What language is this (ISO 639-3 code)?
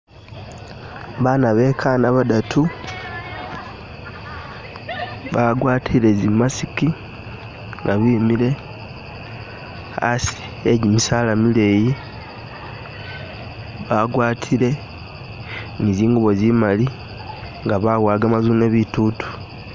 myx